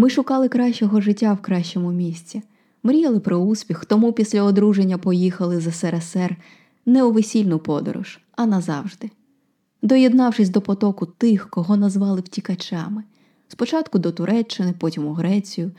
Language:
Ukrainian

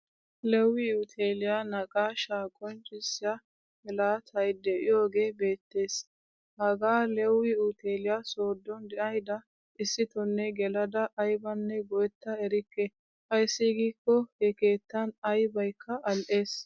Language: Wolaytta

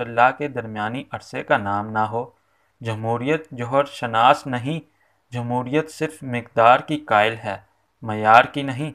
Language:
Urdu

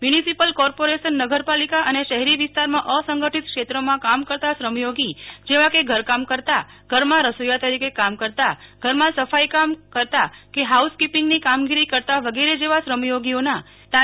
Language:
Gujarati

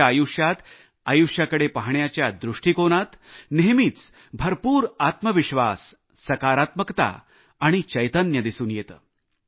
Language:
Marathi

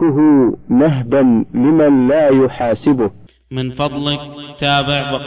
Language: Arabic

